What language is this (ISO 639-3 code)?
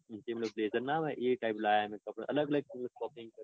guj